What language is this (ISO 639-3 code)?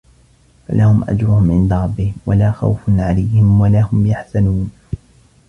ara